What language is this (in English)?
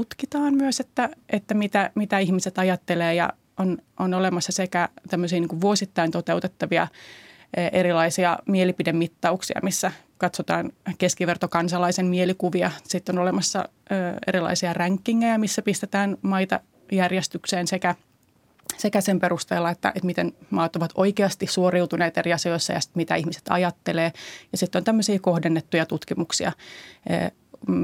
Finnish